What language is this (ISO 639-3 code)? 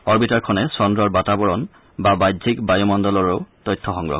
asm